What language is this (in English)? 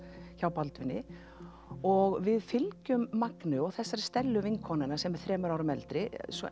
Icelandic